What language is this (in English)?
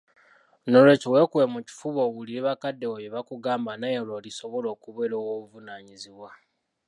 Ganda